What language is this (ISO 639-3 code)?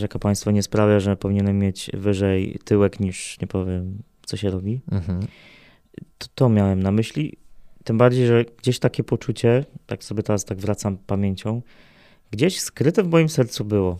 pol